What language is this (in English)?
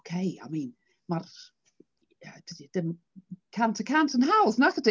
Welsh